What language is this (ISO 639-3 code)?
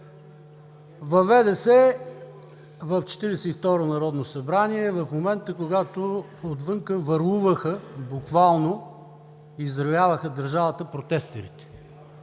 bul